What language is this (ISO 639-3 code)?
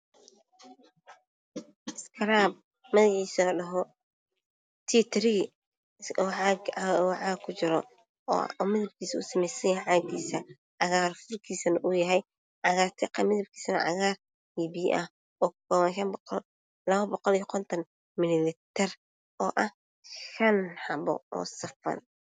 som